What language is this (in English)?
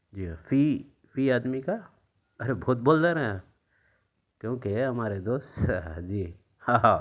Urdu